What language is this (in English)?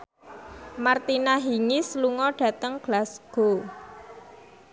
Javanese